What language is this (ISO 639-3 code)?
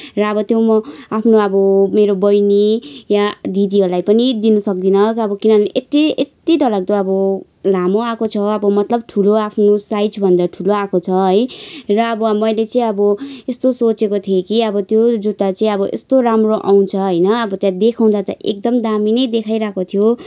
nep